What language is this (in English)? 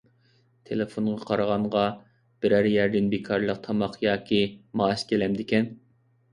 Uyghur